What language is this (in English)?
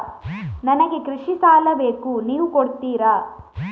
Kannada